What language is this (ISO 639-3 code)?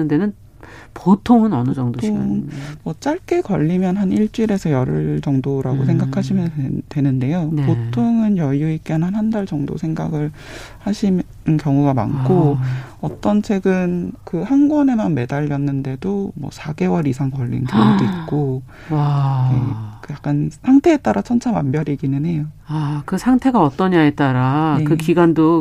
kor